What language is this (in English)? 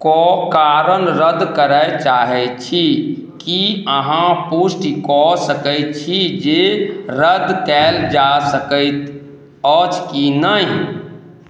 Maithili